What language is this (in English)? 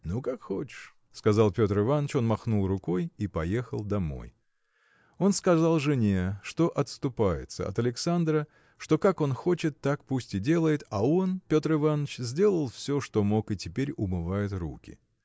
Russian